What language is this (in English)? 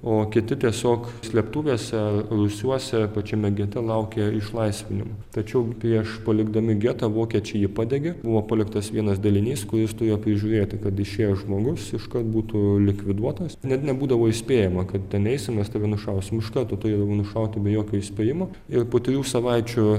Lithuanian